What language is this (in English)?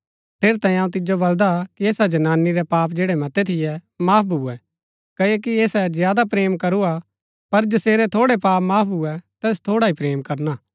Gaddi